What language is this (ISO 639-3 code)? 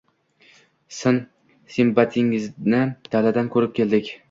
uzb